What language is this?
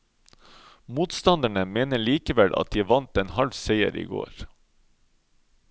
Norwegian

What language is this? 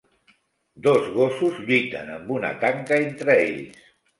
Catalan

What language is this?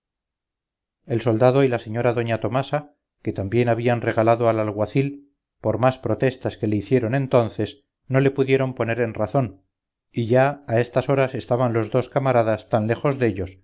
Spanish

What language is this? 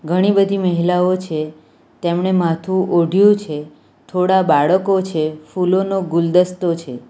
Gujarati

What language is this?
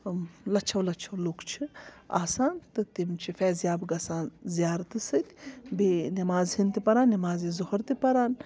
Kashmiri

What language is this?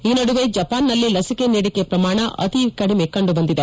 Kannada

